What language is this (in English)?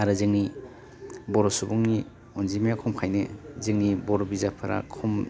Bodo